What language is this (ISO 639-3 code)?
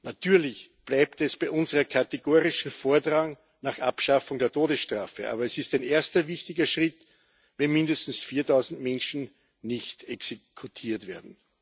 deu